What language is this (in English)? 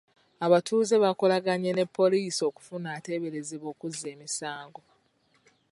Ganda